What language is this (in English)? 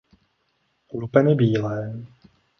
Czech